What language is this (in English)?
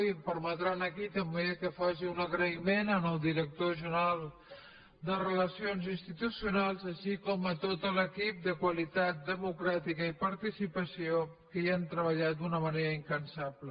Catalan